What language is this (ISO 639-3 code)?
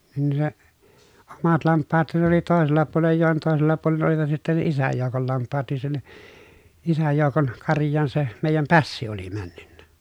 fin